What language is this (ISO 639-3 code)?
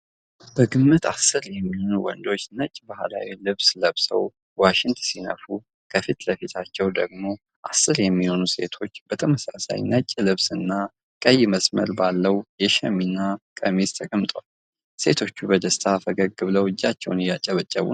amh